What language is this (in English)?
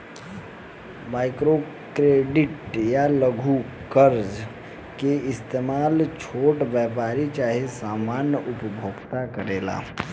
Bhojpuri